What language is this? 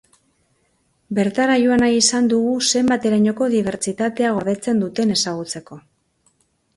Basque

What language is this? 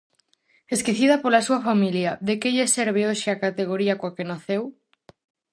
Galician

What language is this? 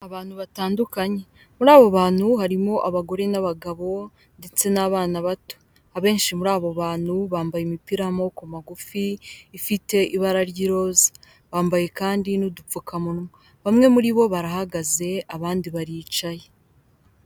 Kinyarwanda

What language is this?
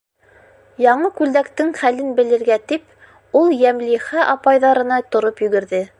Bashkir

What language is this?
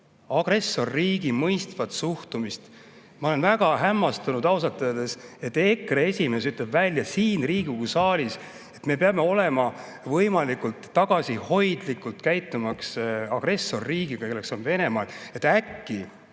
Estonian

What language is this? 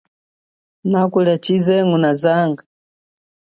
Chokwe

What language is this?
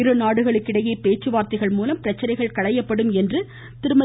Tamil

